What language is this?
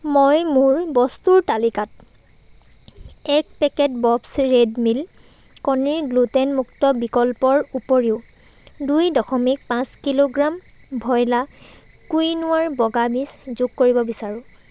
Assamese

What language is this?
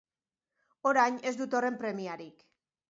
Basque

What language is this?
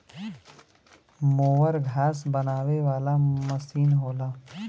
Bhojpuri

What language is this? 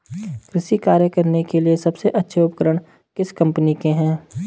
Hindi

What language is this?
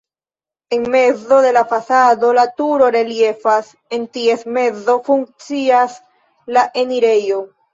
Esperanto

